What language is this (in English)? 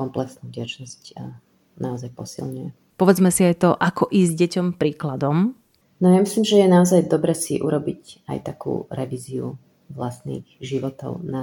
Slovak